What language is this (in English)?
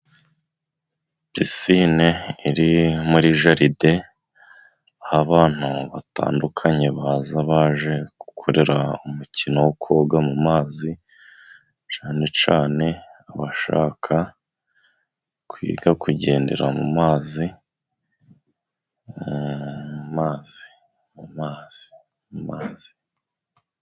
Kinyarwanda